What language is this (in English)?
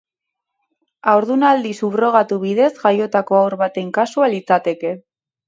Basque